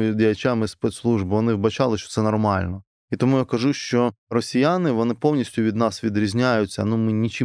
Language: Ukrainian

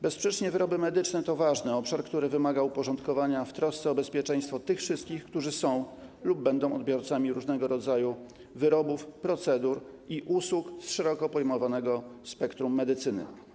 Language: Polish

